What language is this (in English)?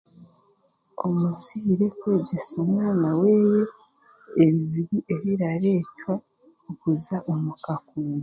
Chiga